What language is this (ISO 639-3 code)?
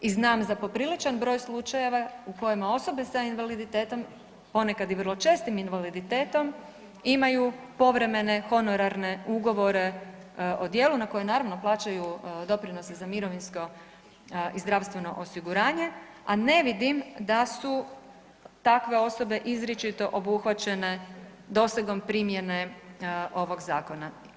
hrv